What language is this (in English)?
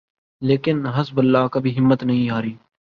Urdu